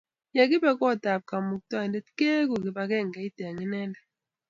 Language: Kalenjin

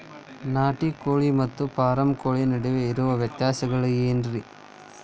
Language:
Kannada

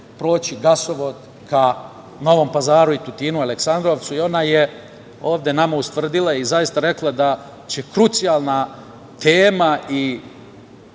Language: Serbian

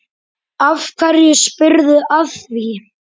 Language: Icelandic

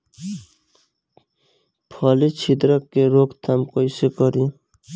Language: Bhojpuri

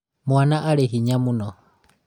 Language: Kikuyu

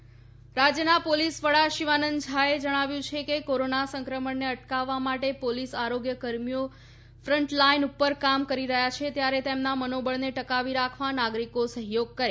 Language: Gujarati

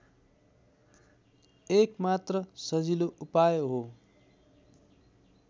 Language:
Nepali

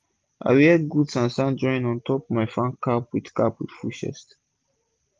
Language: Nigerian Pidgin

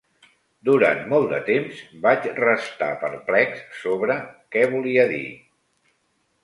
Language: Catalan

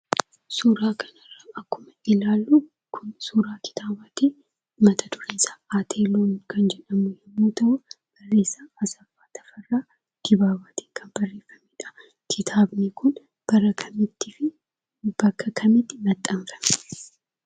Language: Oromo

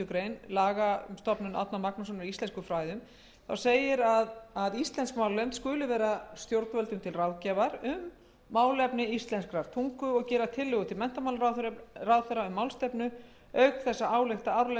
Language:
Icelandic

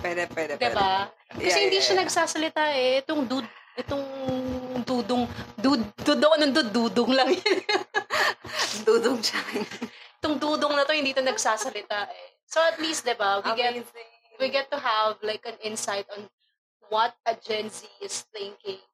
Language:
Filipino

